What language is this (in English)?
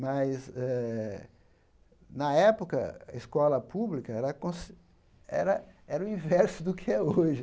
Portuguese